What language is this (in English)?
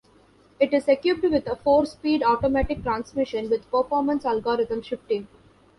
English